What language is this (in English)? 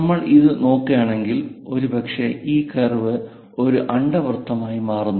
Malayalam